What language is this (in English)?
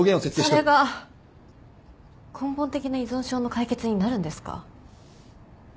Japanese